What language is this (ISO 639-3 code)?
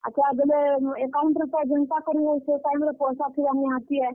ori